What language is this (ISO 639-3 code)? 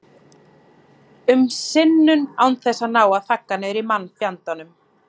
isl